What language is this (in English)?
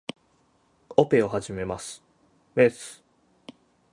Japanese